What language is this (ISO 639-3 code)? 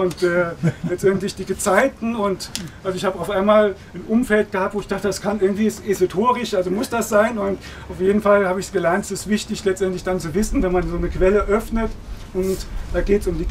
deu